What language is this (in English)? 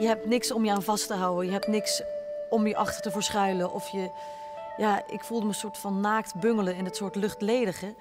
Dutch